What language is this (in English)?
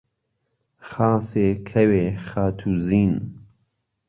Central Kurdish